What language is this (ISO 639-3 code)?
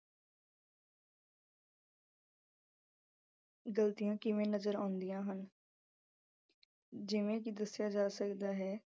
pan